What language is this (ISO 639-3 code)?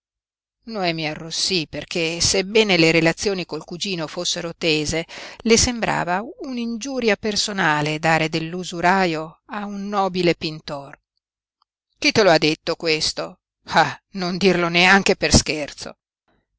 ita